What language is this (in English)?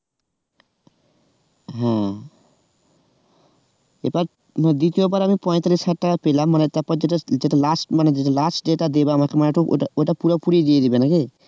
Bangla